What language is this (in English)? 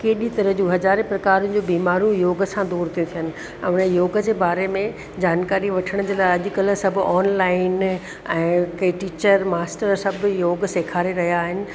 Sindhi